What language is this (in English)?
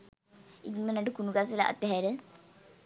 Sinhala